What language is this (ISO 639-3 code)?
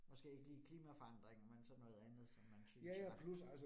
dan